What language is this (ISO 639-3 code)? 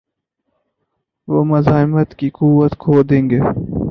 urd